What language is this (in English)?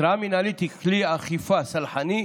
Hebrew